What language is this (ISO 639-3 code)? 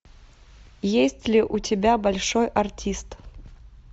rus